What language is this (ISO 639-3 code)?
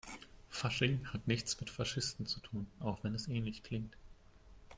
deu